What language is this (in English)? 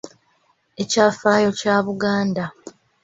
Ganda